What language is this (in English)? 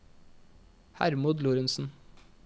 Norwegian